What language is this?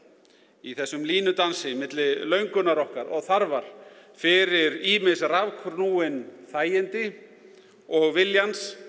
Icelandic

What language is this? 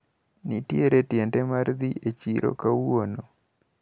Luo (Kenya and Tanzania)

